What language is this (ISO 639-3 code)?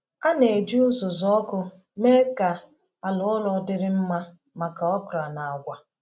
ibo